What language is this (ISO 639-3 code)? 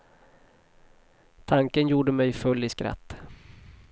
swe